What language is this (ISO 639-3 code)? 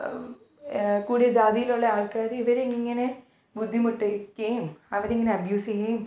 mal